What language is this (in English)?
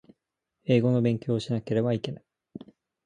Japanese